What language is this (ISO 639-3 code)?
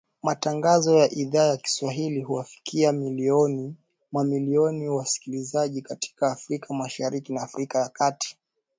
swa